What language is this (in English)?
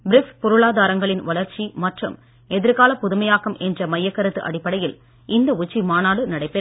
Tamil